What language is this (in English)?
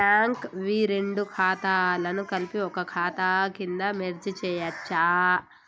Telugu